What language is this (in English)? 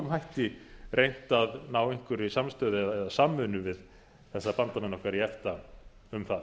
Icelandic